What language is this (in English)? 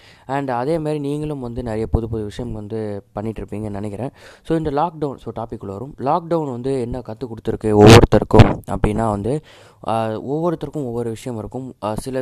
Tamil